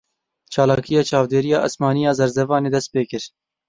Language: Kurdish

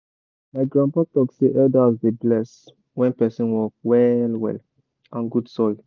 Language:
Nigerian Pidgin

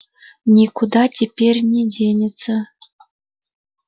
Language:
Russian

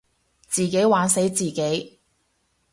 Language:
Cantonese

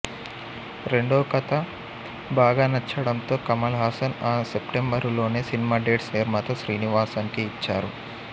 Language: Telugu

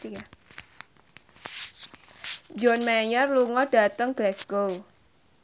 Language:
Javanese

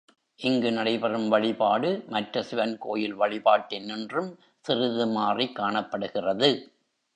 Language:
Tamil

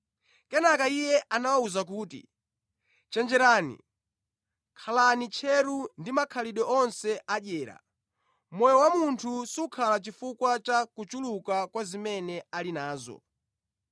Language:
Nyanja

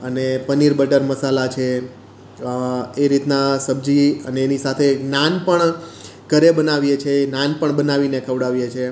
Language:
Gujarati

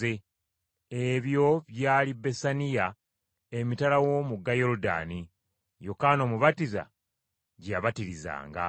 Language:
Ganda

